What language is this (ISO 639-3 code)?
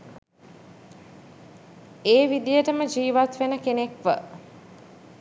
sin